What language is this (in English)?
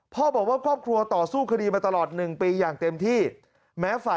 Thai